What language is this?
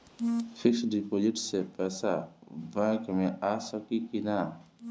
Bhojpuri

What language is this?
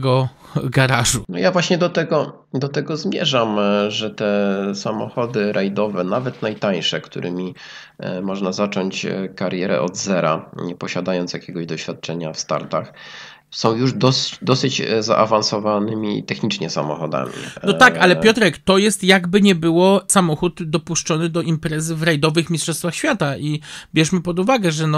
Polish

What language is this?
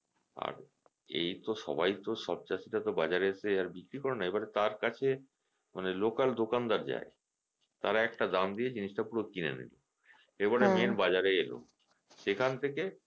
Bangla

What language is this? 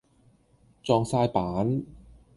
Cantonese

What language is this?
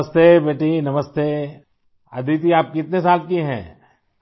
Urdu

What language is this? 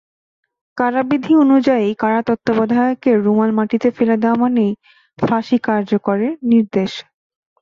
Bangla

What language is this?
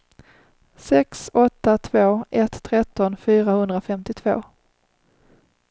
Swedish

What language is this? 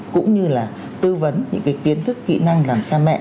Vietnamese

